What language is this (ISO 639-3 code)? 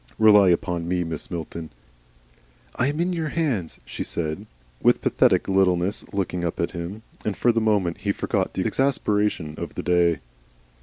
eng